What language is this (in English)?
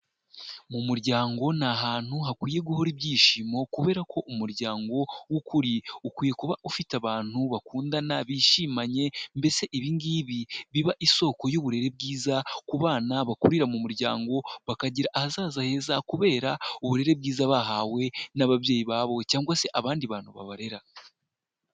Kinyarwanda